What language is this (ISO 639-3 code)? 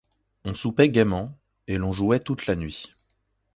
fra